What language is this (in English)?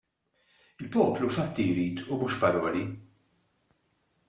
Maltese